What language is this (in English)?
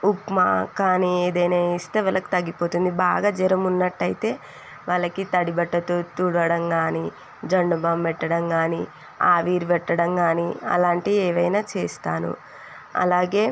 Telugu